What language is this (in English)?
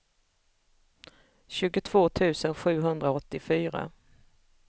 Swedish